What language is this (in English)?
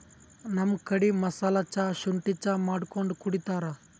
Kannada